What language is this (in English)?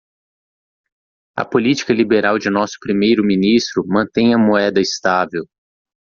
Portuguese